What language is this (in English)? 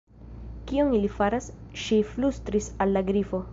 Esperanto